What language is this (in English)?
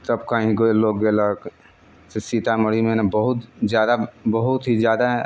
Maithili